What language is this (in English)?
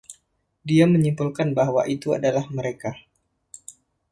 Indonesian